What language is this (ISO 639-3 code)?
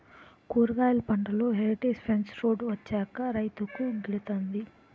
tel